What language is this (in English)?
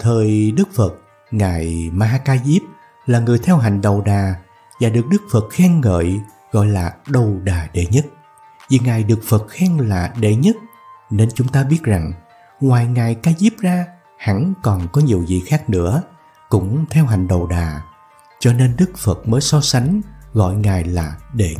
Vietnamese